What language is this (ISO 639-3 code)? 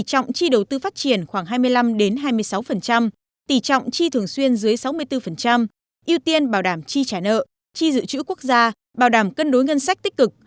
vie